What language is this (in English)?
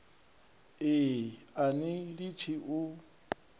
Venda